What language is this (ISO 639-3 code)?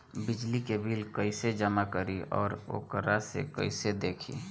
bho